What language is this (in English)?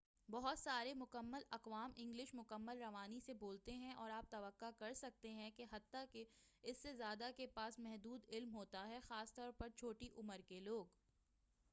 Urdu